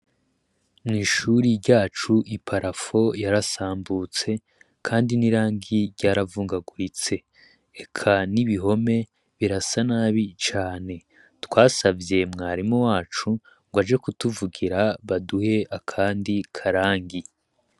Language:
Rundi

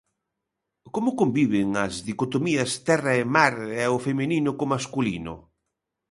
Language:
Galician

